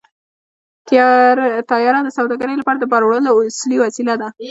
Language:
Pashto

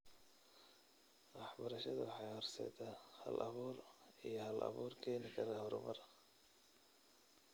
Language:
Somali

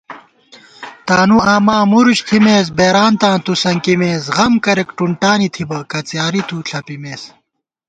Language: Gawar-Bati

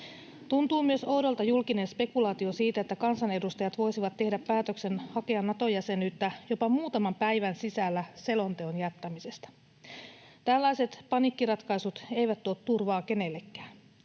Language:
Finnish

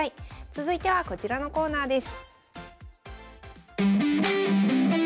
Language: Japanese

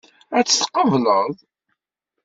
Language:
Kabyle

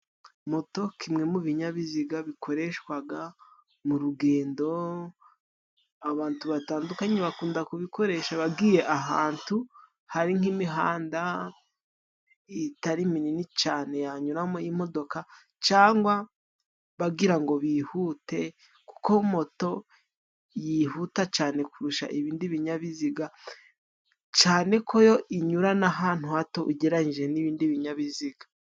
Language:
Kinyarwanda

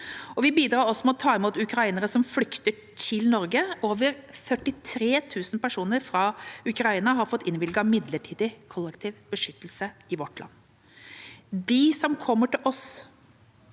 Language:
Norwegian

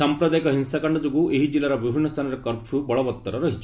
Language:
Odia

